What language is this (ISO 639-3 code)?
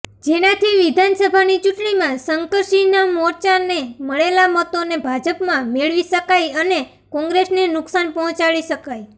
guj